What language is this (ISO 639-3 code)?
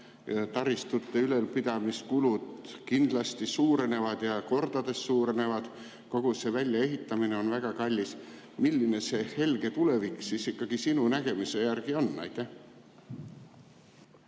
est